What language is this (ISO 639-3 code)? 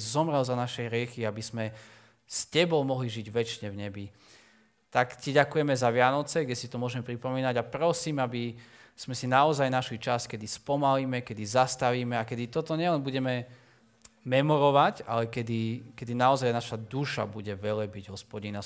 slk